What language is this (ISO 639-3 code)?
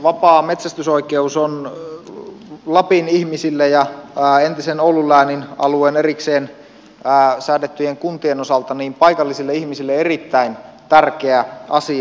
fin